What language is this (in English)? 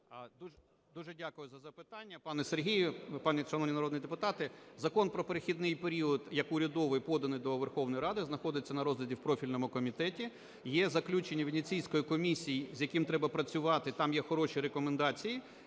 Ukrainian